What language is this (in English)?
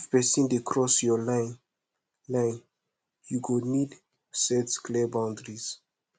Nigerian Pidgin